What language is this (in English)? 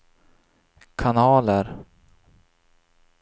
Swedish